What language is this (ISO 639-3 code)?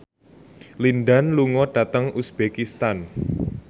jav